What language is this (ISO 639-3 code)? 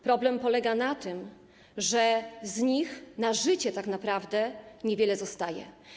pol